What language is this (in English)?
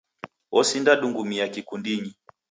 Taita